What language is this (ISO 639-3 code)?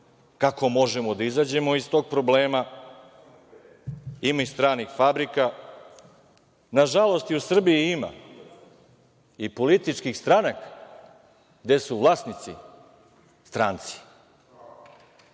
srp